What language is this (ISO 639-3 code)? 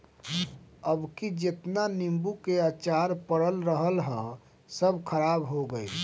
bho